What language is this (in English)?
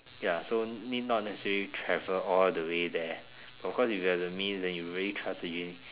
English